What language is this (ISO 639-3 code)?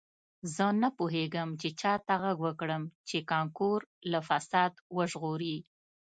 pus